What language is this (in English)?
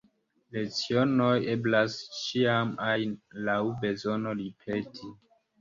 Esperanto